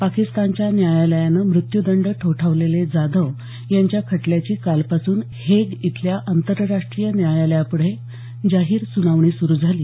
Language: Marathi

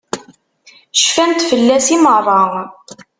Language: Kabyle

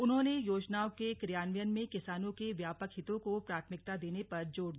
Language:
Hindi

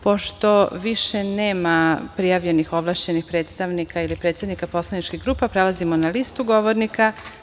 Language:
Serbian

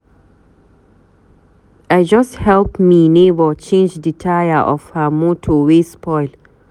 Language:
Nigerian Pidgin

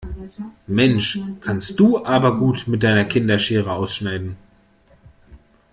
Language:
German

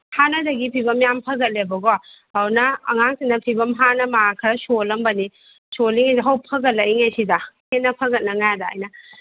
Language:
Manipuri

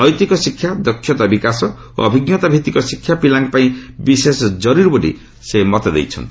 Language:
Odia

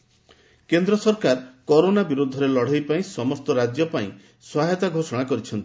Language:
Odia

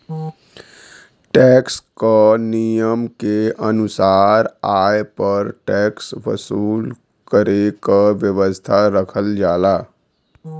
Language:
Bhojpuri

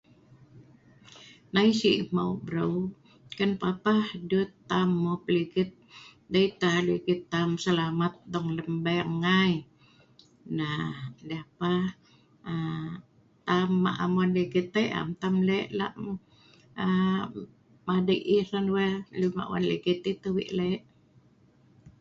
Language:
Sa'ban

